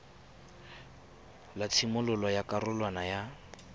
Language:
Tswana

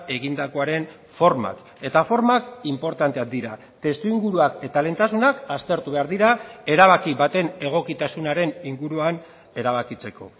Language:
Basque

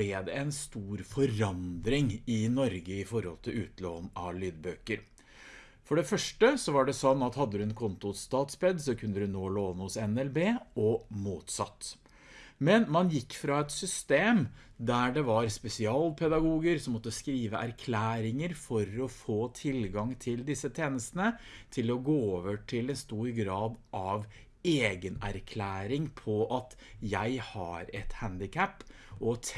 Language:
Norwegian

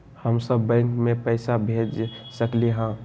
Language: Magahi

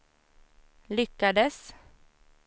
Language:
Swedish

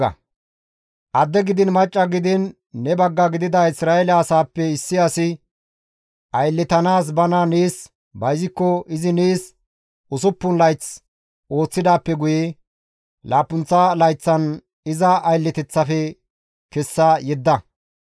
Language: Gamo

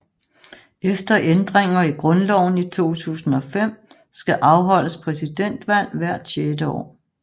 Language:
Danish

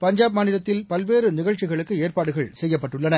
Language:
Tamil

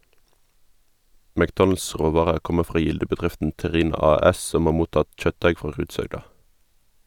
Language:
Norwegian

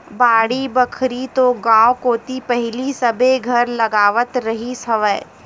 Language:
Chhattisgarhi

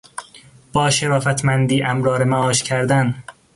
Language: Persian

